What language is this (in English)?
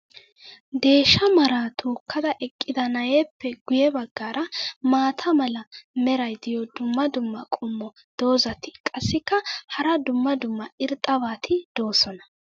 Wolaytta